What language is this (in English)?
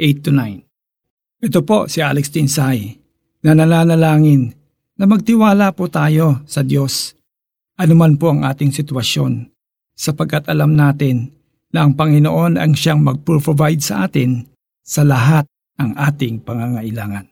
Filipino